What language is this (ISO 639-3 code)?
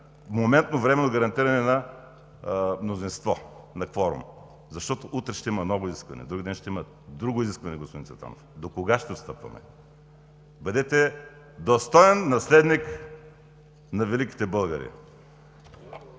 bul